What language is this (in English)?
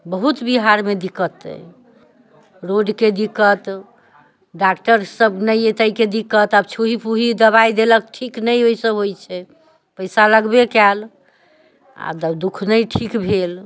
Maithili